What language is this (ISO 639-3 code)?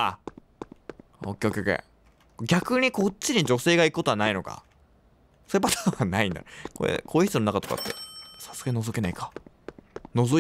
jpn